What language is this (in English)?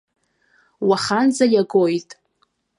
Abkhazian